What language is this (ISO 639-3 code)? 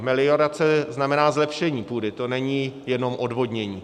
ces